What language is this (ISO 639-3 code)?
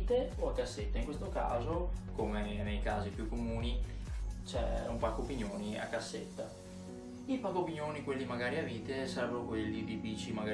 ita